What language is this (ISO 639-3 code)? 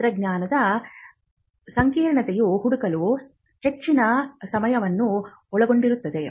kan